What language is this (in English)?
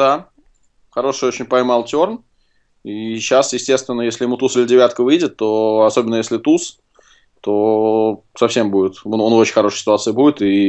Russian